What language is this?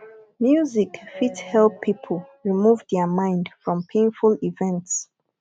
Nigerian Pidgin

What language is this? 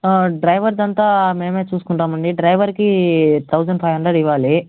Telugu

